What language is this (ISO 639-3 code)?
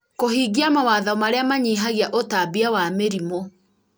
kik